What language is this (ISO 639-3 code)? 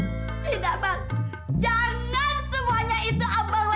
ind